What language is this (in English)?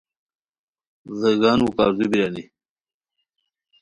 Khowar